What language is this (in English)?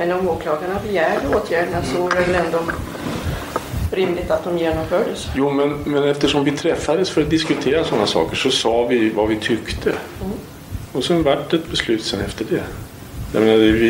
Swedish